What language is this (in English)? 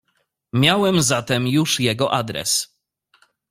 Polish